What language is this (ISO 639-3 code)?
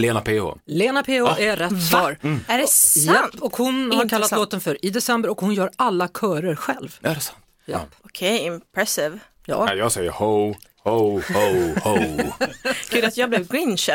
swe